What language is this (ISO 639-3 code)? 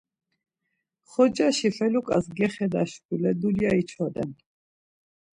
lzz